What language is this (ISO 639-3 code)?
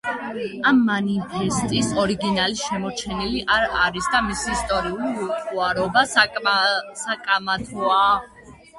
kat